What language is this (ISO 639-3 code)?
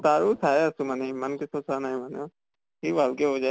asm